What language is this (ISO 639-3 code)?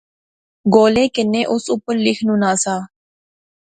phr